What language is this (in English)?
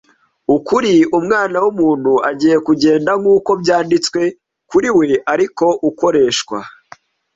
Kinyarwanda